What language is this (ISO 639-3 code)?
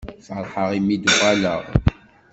kab